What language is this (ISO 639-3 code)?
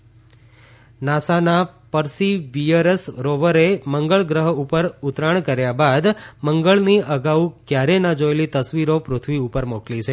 guj